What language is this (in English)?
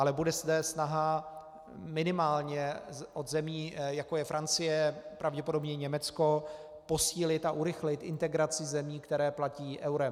Czech